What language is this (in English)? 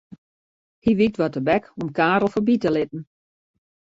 Western Frisian